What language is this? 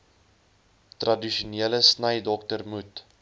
Afrikaans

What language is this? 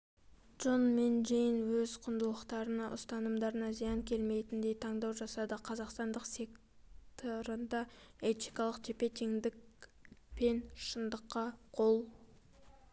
Kazakh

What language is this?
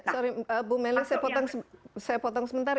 Indonesian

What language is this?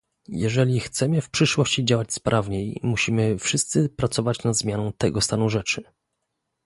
Polish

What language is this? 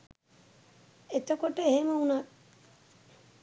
Sinhala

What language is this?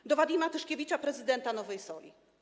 Polish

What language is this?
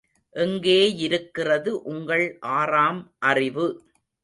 Tamil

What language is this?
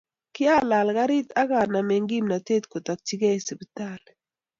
Kalenjin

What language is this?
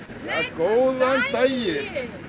Icelandic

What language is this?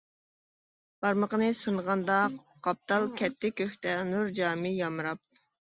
Uyghur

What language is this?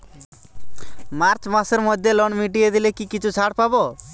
Bangla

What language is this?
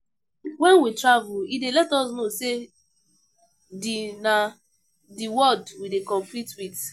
Nigerian Pidgin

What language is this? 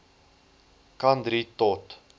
Afrikaans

